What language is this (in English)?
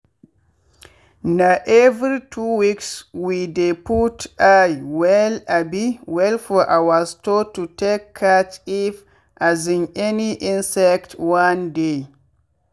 Nigerian Pidgin